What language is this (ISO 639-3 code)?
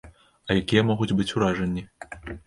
bel